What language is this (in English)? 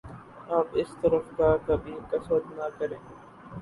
Urdu